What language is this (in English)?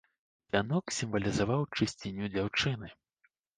Belarusian